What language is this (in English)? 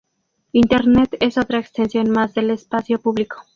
Spanish